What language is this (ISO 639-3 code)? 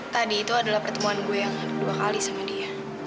ind